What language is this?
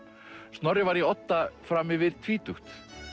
Icelandic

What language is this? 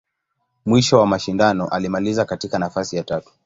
Swahili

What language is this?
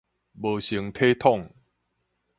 Min Nan Chinese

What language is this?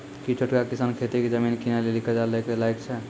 Maithili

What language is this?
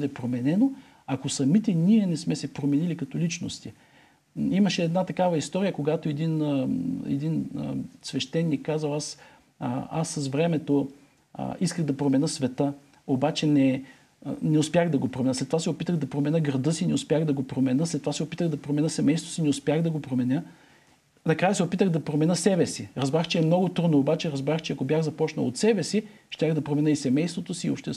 Bulgarian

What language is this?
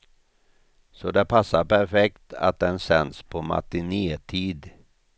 Swedish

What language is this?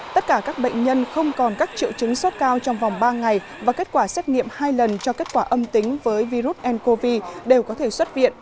Vietnamese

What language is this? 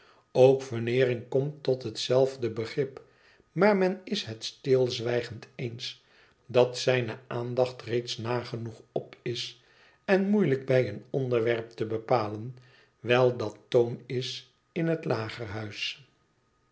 Dutch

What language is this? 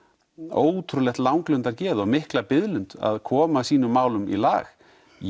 Icelandic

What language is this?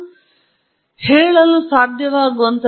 Kannada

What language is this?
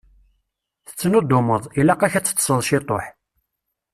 Kabyle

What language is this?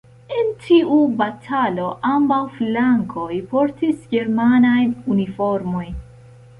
Esperanto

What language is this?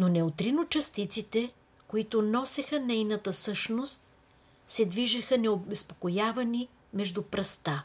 Bulgarian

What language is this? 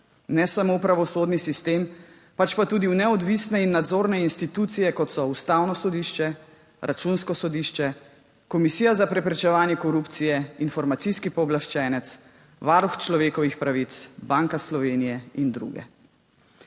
Slovenian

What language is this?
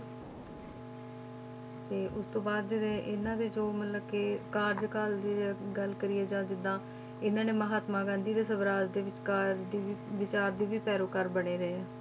Punjabi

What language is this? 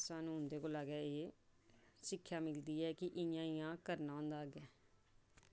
Dogri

